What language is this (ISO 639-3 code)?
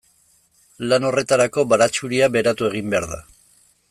eus